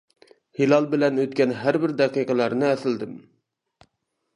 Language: Uyghur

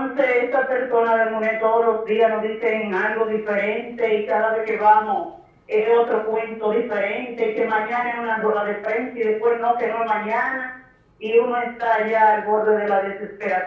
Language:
Spanish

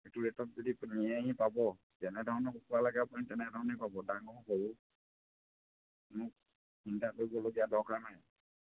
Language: Assamese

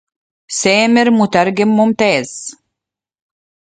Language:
Arabic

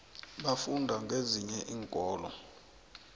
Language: South Ndebele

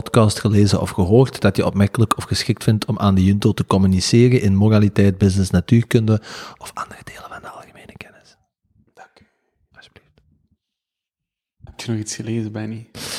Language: Dutch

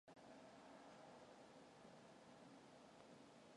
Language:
Mongolian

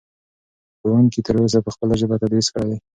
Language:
Pashto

